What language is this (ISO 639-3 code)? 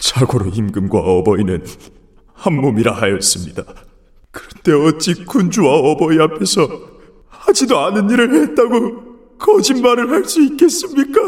kor